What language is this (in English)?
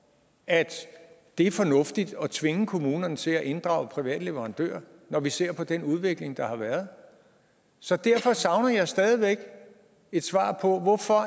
Danish